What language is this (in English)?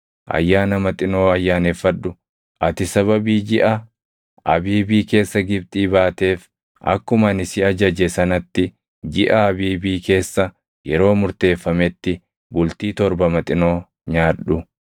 Oromo